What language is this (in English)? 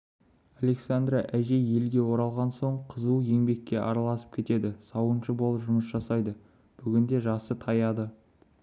Kazakh